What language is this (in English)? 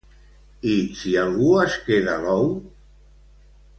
Catalan